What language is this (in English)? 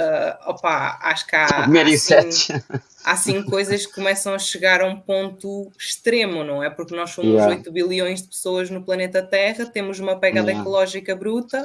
Portuguese